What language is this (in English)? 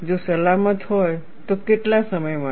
Gujarati